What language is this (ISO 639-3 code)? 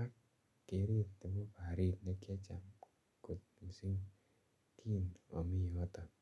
kln